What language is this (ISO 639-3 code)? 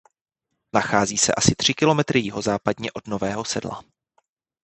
ces